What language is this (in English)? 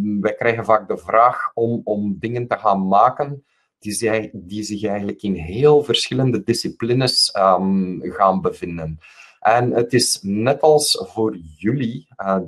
Dutch